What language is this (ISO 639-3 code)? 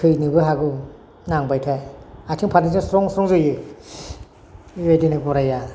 brx